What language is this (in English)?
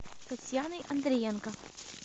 Russian